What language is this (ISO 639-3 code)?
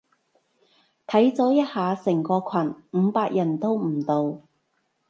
yue